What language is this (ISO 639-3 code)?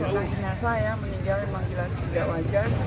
ind